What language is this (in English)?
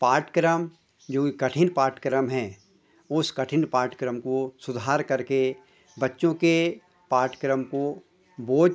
Hindi